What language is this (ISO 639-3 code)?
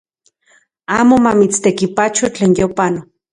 ncx